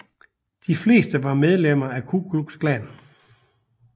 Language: Danish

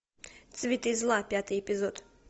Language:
Russian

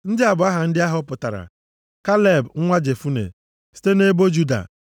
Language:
Igbo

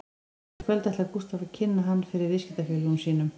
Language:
Icelandic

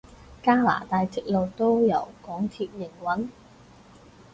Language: Cantonese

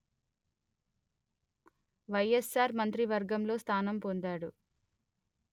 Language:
Telugu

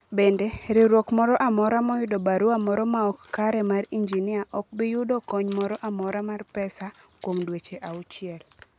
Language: Luo (Kenya and Tanzania)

